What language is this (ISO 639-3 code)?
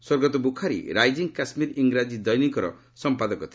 ori